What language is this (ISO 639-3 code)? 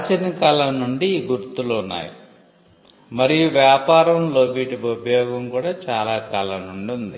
tel